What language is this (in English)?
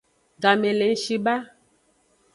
Aja (Benin)